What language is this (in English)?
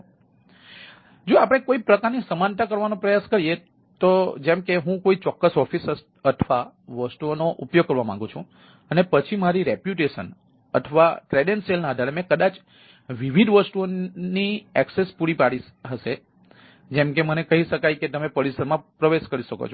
Gujarati